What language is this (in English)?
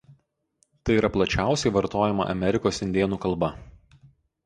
Lithuanian